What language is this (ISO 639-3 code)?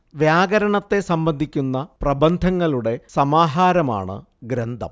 mal